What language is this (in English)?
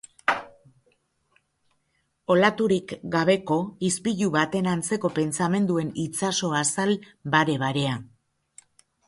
Basque